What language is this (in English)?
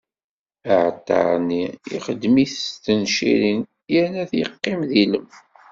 Kabyle